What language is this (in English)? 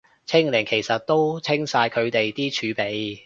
Cantonese